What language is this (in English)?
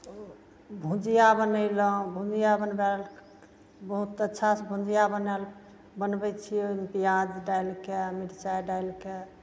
Maithili